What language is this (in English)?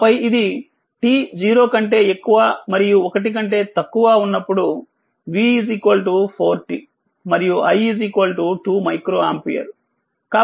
Telugu